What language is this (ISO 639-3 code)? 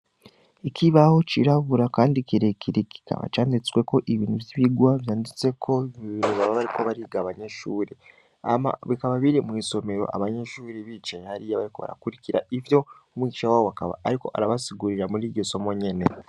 run